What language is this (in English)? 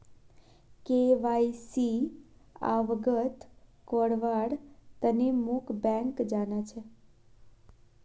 Magahi